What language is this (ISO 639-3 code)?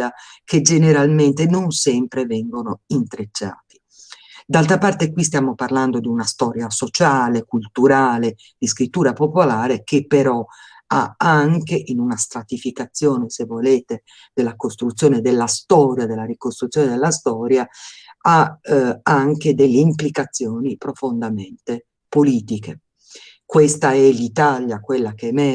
ita